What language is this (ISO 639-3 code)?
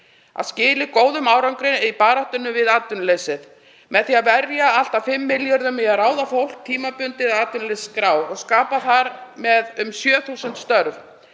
isl